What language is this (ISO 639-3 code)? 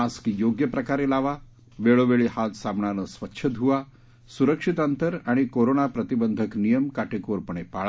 mar